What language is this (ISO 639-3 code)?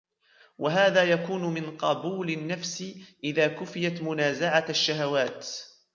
ara